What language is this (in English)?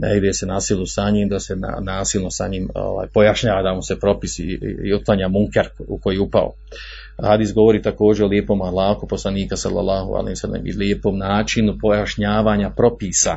Croatian